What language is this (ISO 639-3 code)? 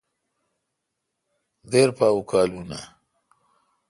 xka